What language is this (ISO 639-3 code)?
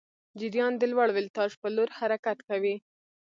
pus